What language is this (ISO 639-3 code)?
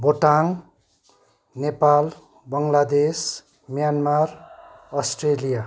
nep